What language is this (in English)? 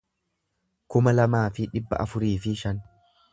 Oromo